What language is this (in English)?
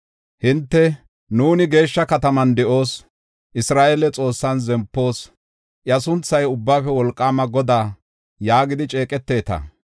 Gofa